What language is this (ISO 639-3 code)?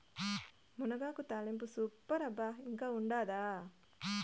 tel